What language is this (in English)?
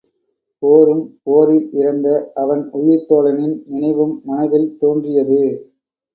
Tamil